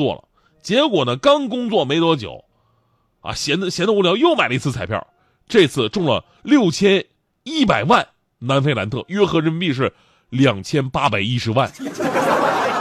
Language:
Chinese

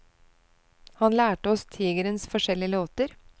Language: Norwegian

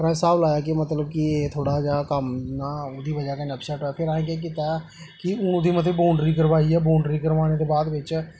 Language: Dogri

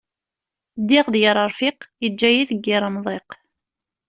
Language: Kabyle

